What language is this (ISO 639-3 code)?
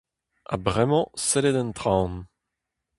bre